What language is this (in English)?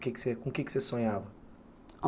Portuguese